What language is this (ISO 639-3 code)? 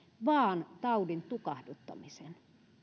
fin